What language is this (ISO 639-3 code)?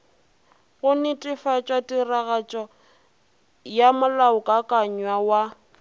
nso